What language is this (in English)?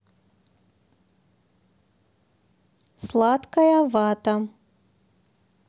Russian